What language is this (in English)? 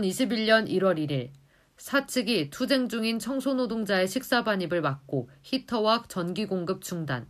Korean